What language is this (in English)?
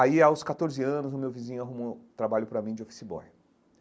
Portuguese